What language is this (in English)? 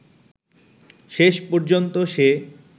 Bangla